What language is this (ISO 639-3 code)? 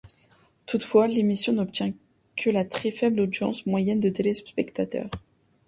fra